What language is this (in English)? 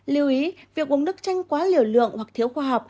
Vietnamese